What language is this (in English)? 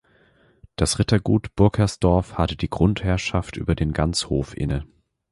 German